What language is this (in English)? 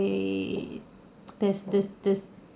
English